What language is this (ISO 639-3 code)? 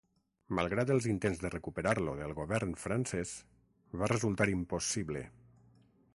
cat